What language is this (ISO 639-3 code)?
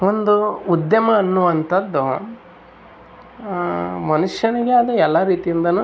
kan